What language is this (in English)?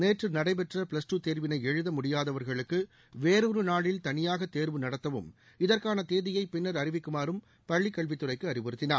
Tamil